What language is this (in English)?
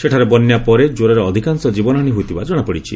Odia